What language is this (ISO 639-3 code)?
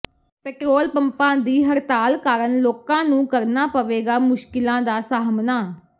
pan